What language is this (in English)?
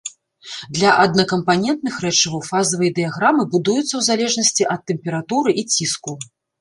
Belarusian